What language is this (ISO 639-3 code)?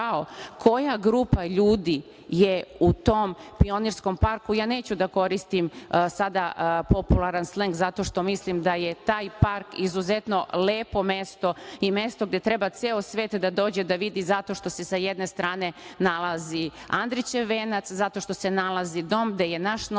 srp